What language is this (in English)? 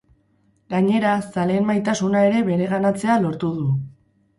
Basque